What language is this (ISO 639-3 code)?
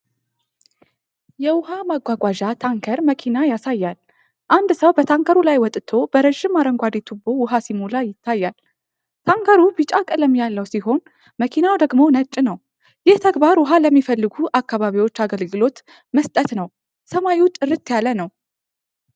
amh